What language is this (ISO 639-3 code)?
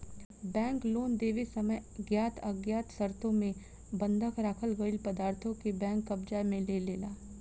bho